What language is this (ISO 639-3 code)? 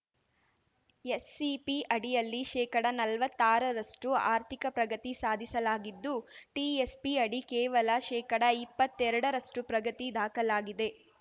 kan